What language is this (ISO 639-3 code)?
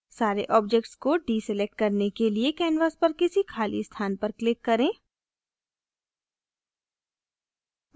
hin